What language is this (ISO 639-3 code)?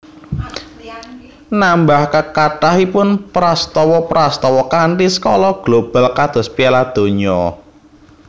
jav